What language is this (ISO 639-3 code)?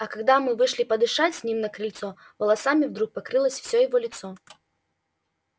rus